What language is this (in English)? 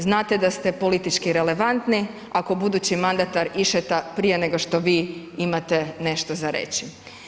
Croatian